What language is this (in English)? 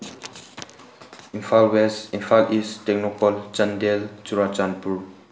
Manipuri